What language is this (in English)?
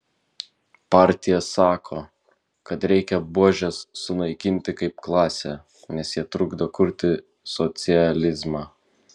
Lithuanian